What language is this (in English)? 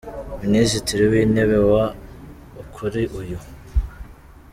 Kinyarwanda